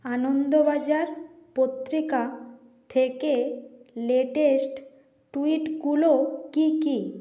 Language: Bangla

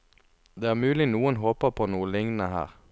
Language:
Norwegian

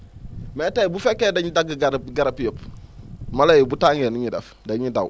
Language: Wolof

